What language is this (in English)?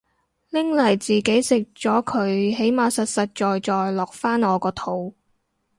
Cantonese